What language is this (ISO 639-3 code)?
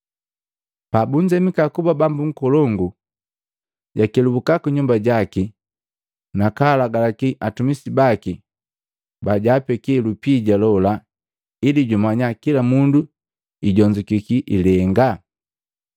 mgv